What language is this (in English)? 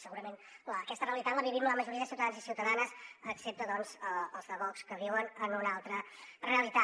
Catalan